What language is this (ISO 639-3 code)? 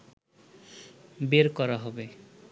ben